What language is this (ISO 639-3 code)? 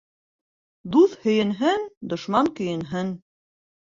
bak